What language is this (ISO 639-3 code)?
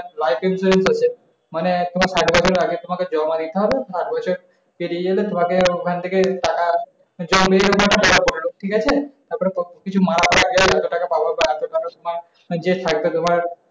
ben